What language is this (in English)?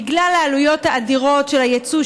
Hebrew